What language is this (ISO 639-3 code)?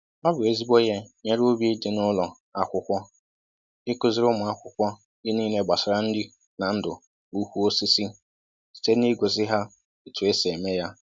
ibo